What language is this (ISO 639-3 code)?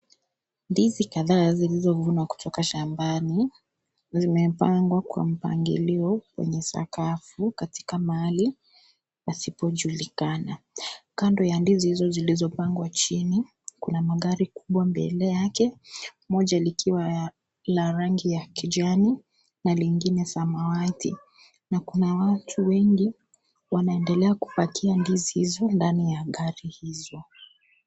swa